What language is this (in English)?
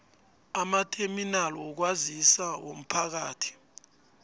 South Ndebele